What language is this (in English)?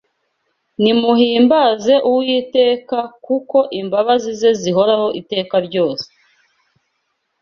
Kinyarwanda